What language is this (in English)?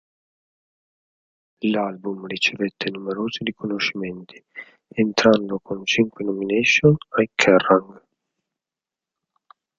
Italian